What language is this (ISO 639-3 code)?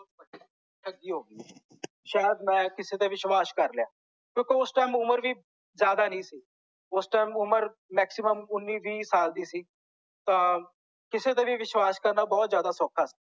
pan